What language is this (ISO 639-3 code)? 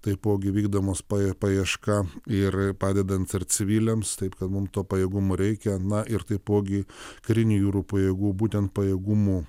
lit